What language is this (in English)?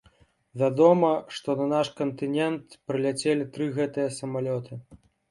Belarusian